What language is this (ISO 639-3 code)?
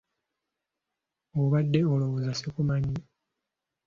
lug